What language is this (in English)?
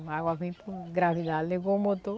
Portuguese